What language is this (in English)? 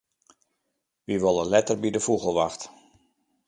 Western Frisian